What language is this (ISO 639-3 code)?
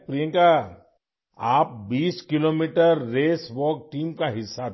urd